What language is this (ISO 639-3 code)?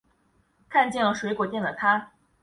zho